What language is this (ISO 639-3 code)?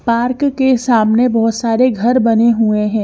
hin